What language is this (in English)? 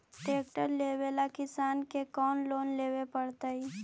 Magahi